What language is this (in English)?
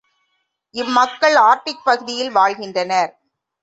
Tamil